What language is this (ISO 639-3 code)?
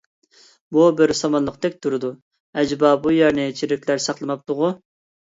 uig